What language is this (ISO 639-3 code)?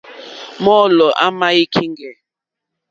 bri